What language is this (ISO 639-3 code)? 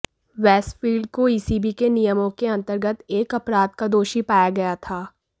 hin